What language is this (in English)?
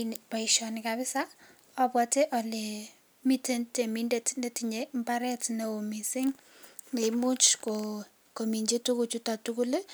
Kalenjin